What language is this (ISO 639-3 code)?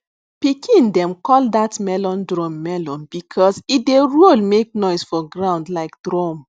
pcm